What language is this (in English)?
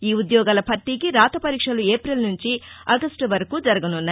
Telugu